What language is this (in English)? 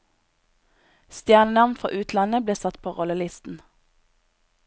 Norwegian